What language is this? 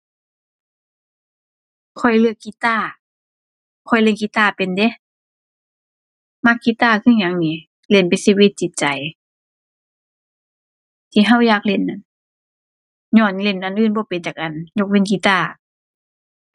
Thai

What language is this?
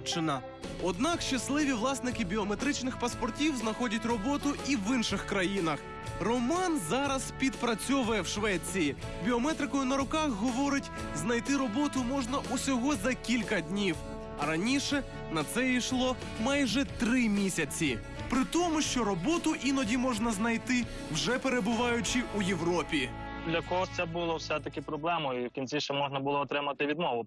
Ukrainian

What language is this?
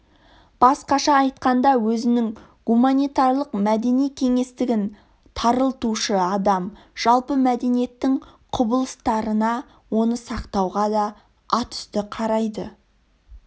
Kazakh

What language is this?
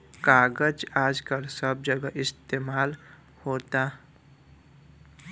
Bhojpuri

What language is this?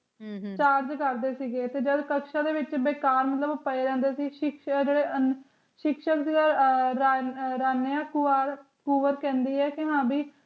Punjabi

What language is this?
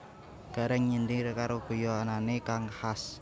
Javanese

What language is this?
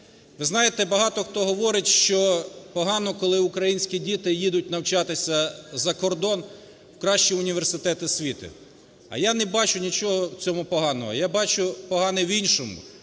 Ukrainian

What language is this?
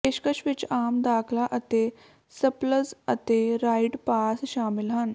Punjabi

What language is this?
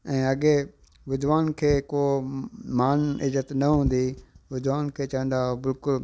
Sindhi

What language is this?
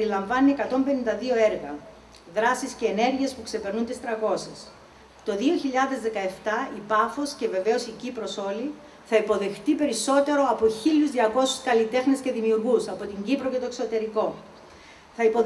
Greek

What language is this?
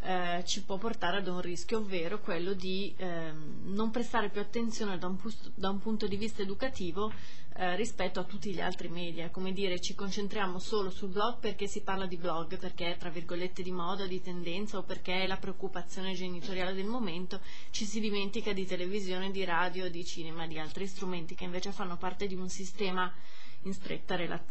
Italian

